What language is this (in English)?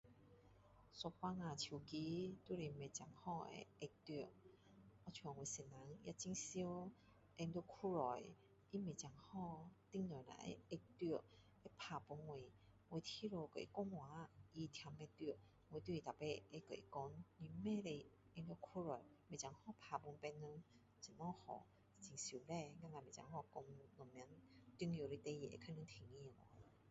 Min Dong Chinese